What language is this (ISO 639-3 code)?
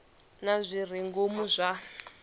ven